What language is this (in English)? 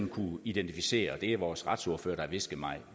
Danish